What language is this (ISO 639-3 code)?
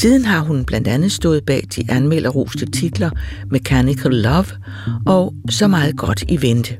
dan